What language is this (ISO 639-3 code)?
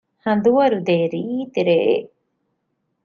div